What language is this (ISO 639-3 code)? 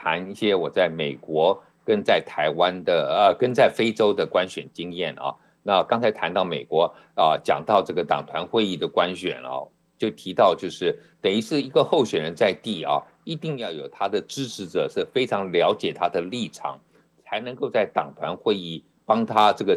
zho